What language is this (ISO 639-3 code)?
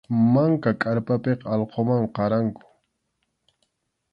qxu